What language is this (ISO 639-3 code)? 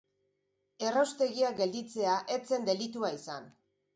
eus